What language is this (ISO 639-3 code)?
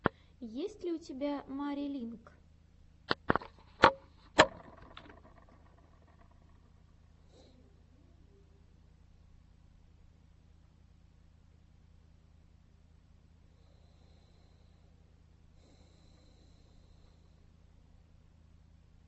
rus